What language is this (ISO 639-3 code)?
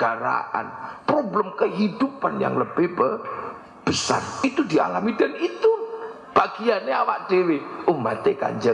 ind